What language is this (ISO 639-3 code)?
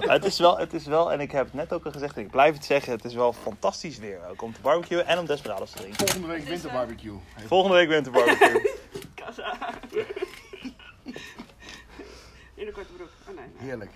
nld